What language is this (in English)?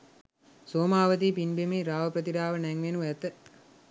Sinhala